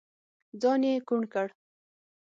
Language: Pashto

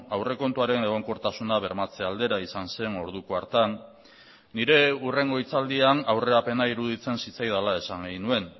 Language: Basque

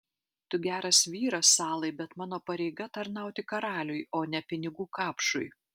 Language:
Lithuanian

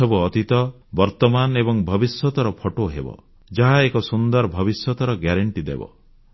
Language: Odia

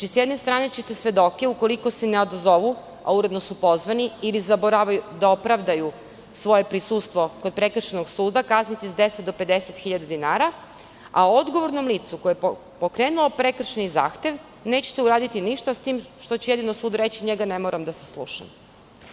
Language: Serbian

